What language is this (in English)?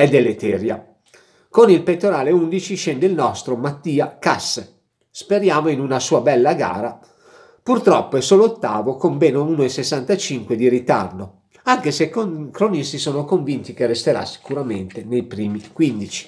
Italian